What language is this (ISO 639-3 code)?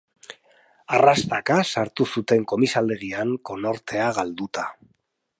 eus